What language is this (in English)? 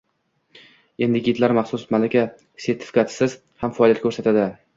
Uzbek